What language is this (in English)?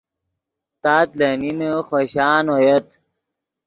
Yidgha